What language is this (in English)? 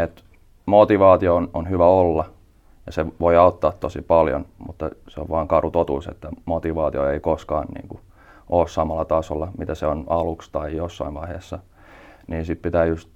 Finnish